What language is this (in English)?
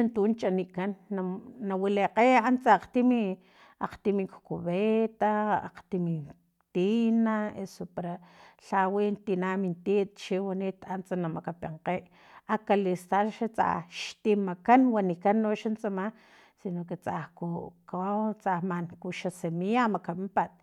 Filomena Mata-Coahuitlán Totonac